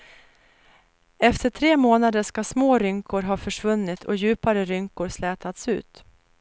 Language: Swedish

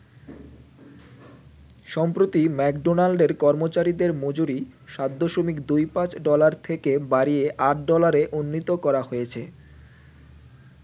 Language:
Bangla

